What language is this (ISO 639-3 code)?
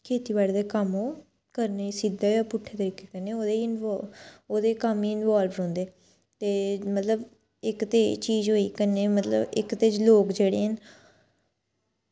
doi